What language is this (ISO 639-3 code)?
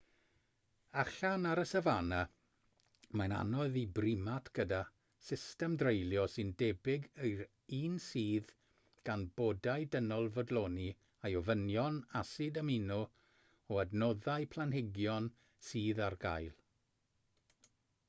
cym